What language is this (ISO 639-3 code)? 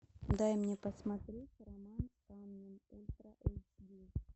rus